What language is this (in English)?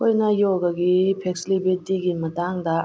Manipuri